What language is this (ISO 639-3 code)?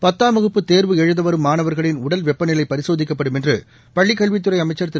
tam